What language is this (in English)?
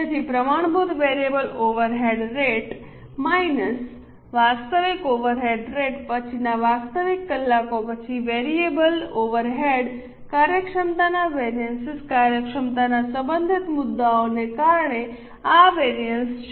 Gujarati